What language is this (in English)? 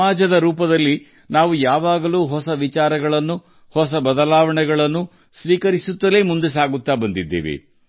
Kannada